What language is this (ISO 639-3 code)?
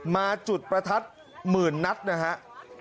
tha